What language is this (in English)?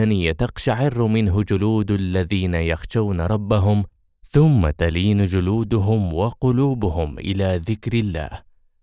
Arabic